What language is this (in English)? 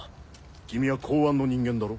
Japanese